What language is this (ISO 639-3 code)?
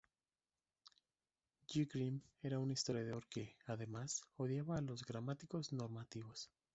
spa